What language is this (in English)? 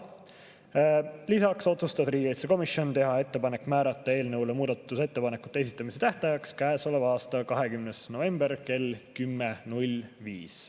Estonian